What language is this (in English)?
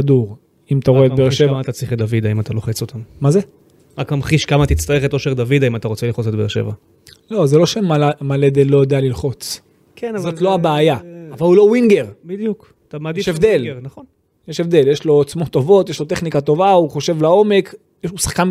Hebrew